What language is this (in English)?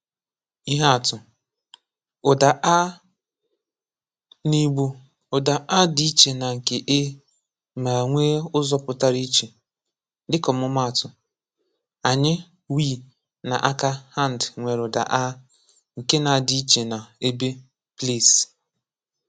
Igbo